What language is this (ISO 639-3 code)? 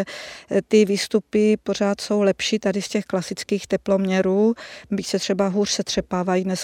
ces